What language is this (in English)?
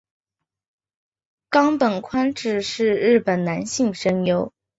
Chinese